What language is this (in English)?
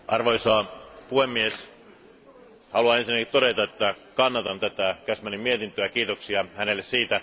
Finnish